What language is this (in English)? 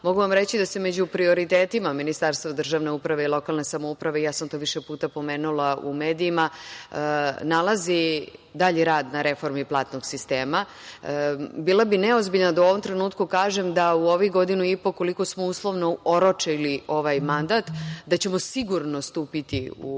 Serbian